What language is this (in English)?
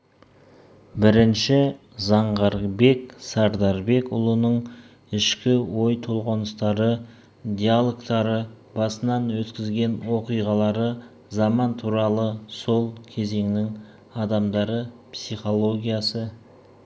Kazakh